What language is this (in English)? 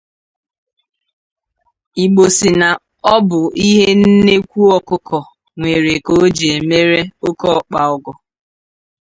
Igbo